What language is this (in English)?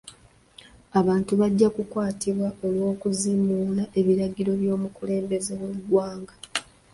Ganda